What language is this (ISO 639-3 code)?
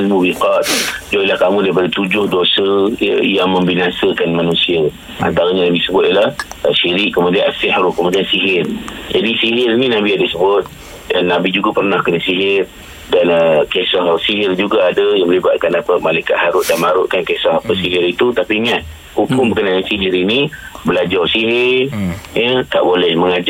msa